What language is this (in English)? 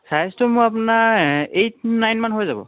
Assamese